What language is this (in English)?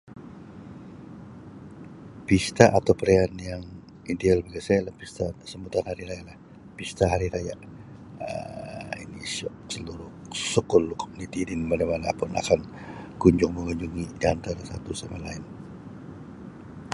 Sabah Malay